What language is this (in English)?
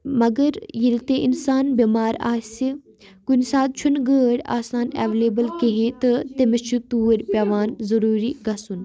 Kashmiri